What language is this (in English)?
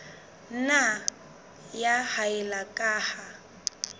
Southern Sotho